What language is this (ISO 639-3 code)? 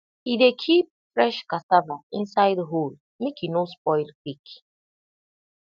pcm